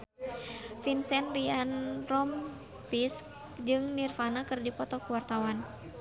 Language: Sundanese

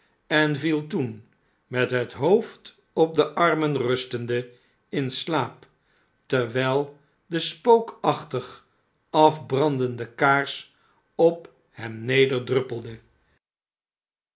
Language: Dutch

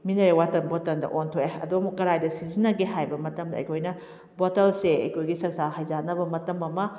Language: Manipuri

